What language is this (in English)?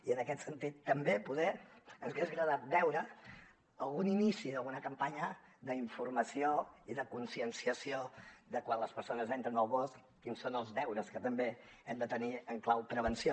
Catalan